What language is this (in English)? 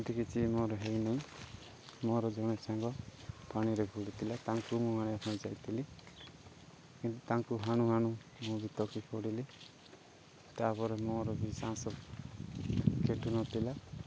Odia